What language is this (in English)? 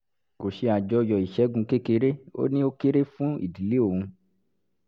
Yoruba